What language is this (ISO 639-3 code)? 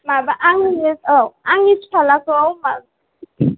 brx